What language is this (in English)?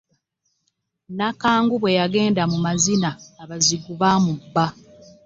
Ganda